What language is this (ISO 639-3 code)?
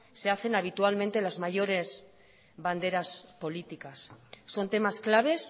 spa